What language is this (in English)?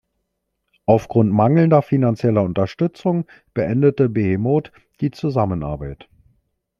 German